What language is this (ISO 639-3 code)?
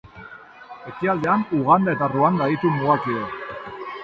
eus